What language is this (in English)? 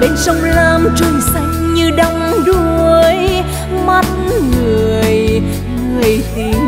Vietnamese